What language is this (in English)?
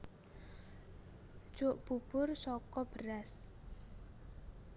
Javanese